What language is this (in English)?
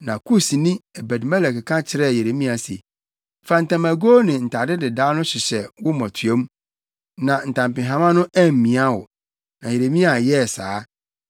Akan